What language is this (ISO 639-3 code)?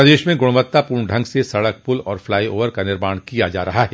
hin